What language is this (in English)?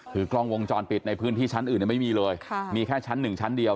Thai